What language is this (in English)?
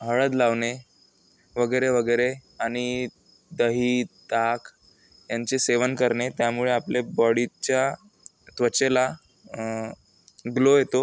Marathi